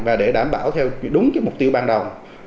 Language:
Vietnamese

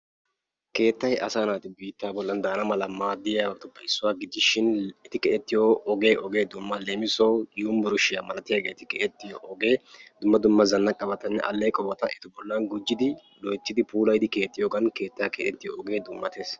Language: Wolaytta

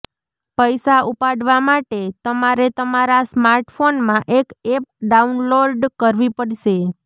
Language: Gujarati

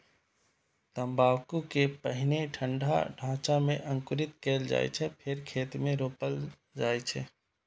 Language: Maithili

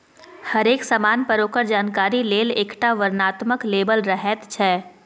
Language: Maithili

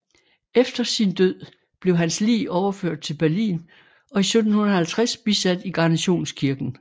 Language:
Danish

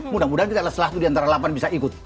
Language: Indonesian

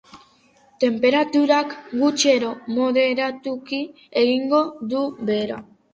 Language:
Basque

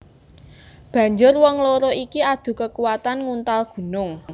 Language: Javanese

